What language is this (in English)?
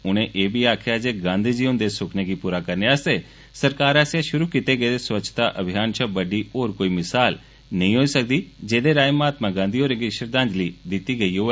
Dogri